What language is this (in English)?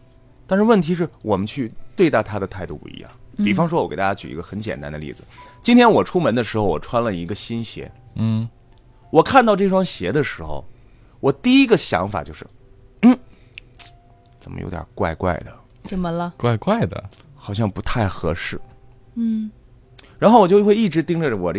Chinese